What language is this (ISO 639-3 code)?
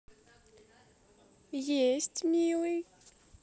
rus